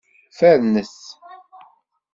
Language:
Kabyle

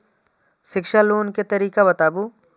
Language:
Maithili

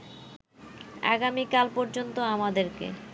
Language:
Bangla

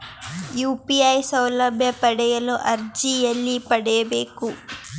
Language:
Kannada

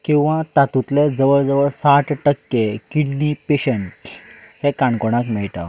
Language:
Konkani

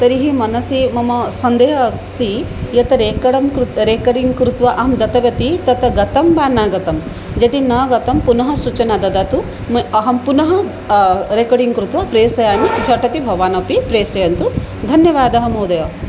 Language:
Sanskrit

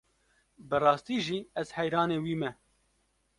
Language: Kurdish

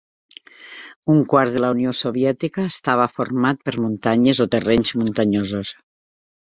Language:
Catalan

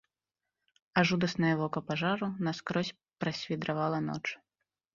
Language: Belarusian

